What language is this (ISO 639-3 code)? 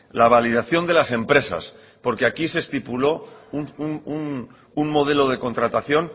spa